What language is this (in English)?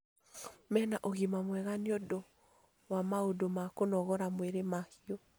Kikuyu